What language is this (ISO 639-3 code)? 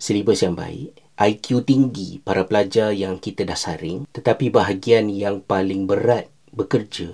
msa